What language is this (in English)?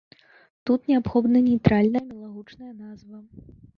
Belarusian